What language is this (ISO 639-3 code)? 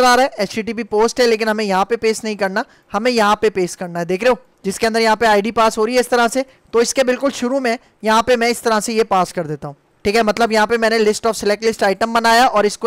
hin